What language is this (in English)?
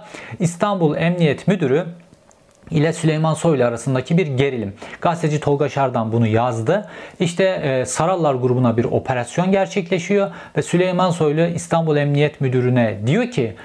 Turkish